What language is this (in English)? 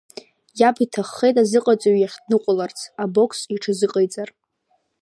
Abkhazian